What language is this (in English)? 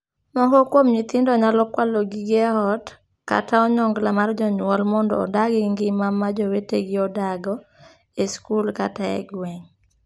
Luo (Kenya and Tanzania)